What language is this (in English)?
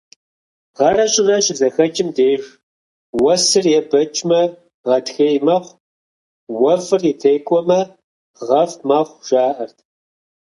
Kabardian